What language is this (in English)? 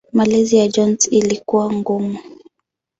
Swahili